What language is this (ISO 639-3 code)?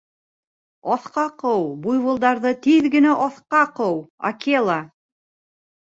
bak